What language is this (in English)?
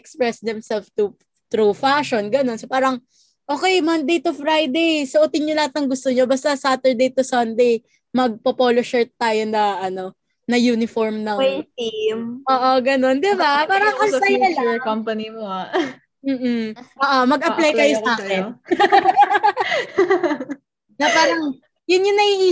Filipino